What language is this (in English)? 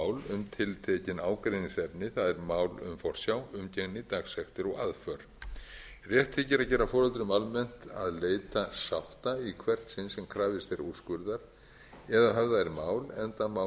Icelandic